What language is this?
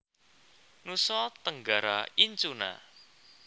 Javanese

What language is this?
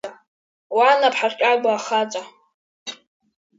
Abkhazian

